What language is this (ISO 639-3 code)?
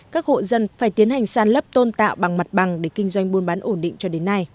vie